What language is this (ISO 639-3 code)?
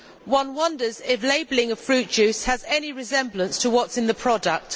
eng